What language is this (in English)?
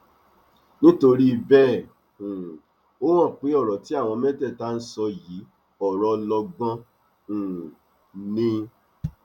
Yoruba